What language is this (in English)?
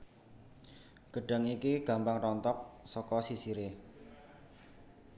Javanese